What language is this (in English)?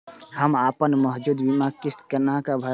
Maithili